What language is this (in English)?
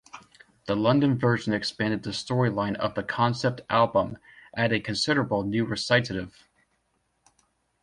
English